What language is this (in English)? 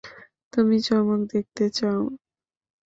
Bangla